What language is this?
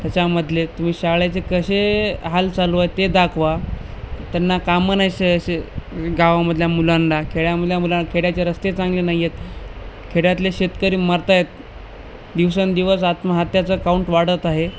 Marathi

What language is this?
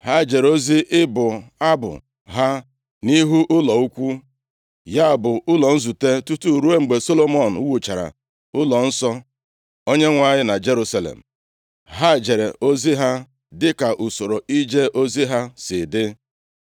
Igbo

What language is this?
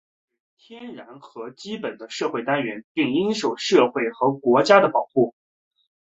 Chinese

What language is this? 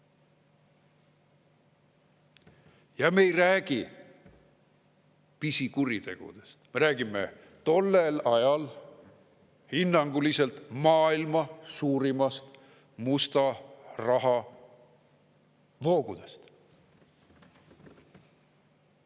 Estonian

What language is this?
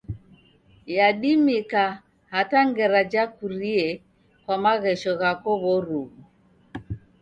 Taita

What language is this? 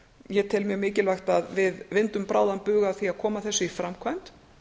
Icelandic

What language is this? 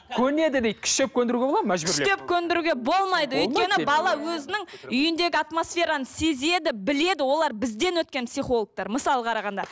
Kazakh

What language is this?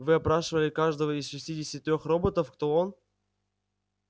Russian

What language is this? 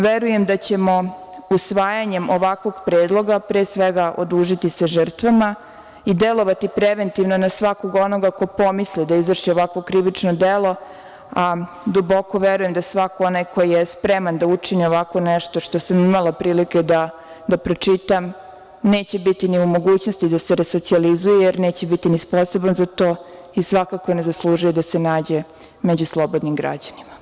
Serbian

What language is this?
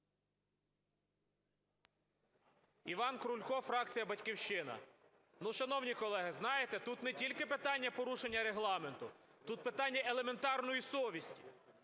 Ukrainian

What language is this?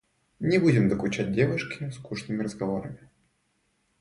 Russian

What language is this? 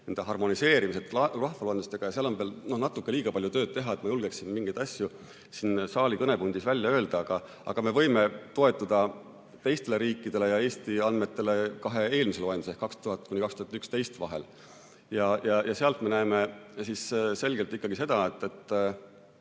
Estonian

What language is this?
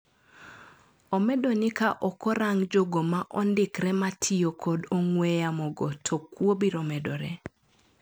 Luo (Kenya and Tanzania)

